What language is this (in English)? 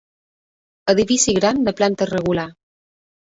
Catalan